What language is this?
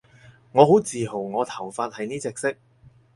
Cantonese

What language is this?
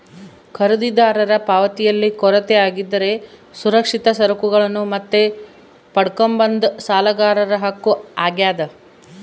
Kannada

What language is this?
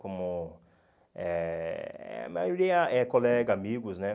Portuguese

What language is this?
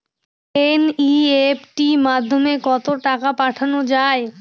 Bangla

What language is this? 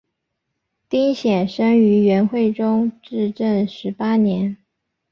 Chinese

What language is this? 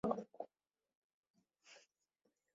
Swahili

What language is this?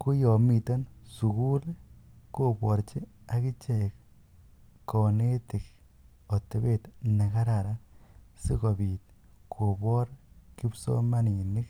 Kalenjin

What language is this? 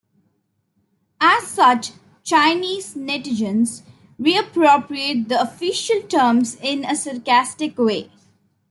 English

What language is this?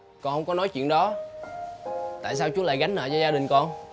Vietnamese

